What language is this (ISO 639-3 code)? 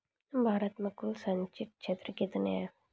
mai